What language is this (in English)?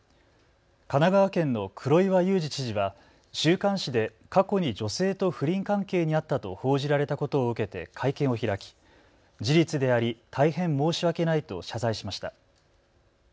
Japanese